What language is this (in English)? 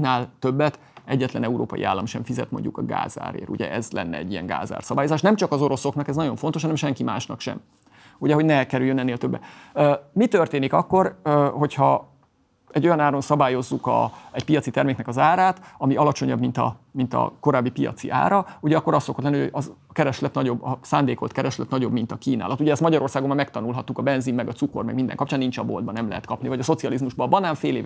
Hungarian